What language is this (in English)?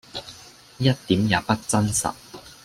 Cantonese